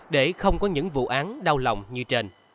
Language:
Vietnamese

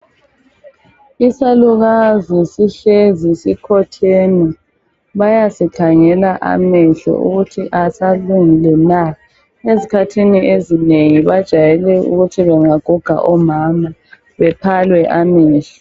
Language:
North Ndebele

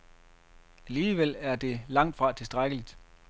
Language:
Danish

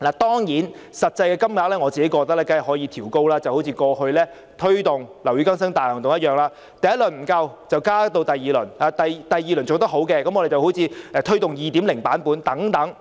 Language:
Cantonese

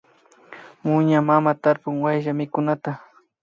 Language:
Imbabura Highland Quichua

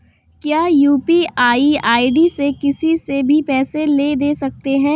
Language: Hindi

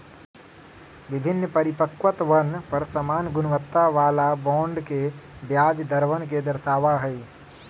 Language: Magahi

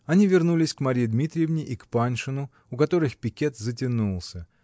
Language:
Russian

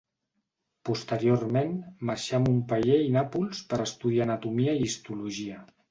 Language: Catalan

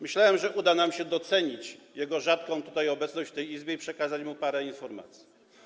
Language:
Polish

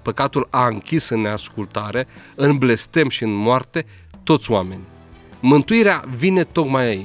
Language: Romanian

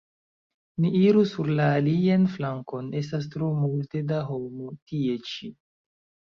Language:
Esperanto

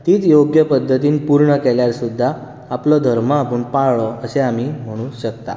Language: Konkani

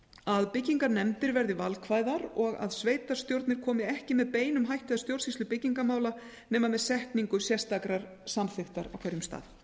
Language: Icelandic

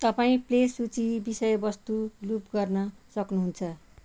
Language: Nepali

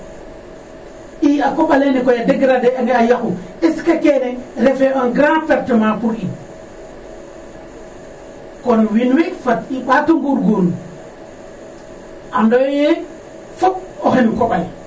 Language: Serer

